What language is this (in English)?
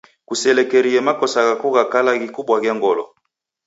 Taita